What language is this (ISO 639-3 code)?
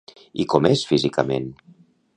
cat